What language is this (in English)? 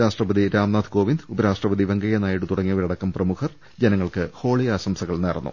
Malayalam